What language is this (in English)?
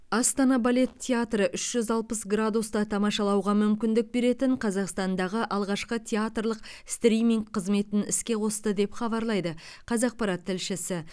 Kazakh